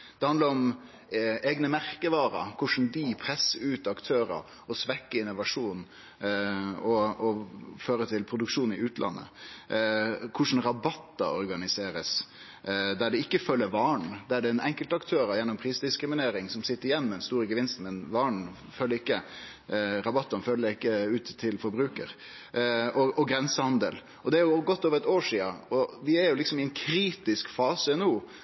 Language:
Norwegian Nynorsk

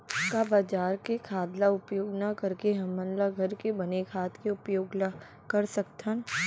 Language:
Chhattisgarhi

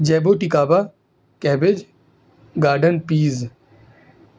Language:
Urdu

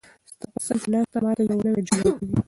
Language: Pashto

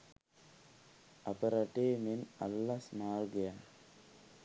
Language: Sinhala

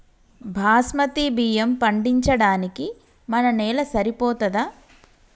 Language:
Telugu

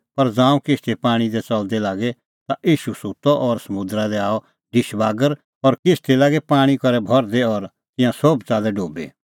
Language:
Kullu Pahari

